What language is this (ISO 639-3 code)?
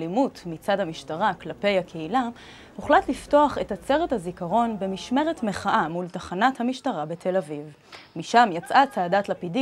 heb